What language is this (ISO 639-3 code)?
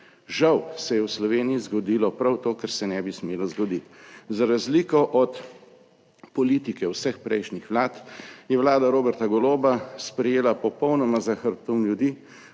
slv